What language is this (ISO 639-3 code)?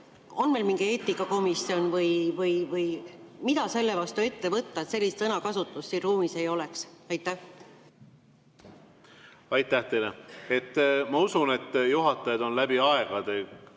est